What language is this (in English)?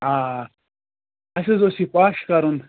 Kashmiri